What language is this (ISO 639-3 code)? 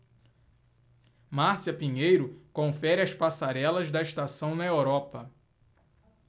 por